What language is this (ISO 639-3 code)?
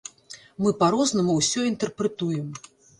bel